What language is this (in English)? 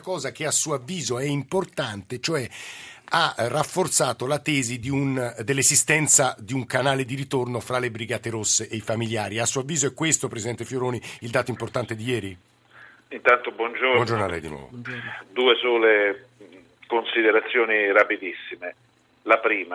Italian